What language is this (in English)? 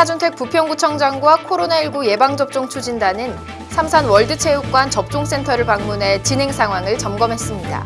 Korean